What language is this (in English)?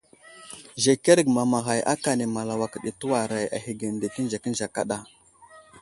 Wuzlam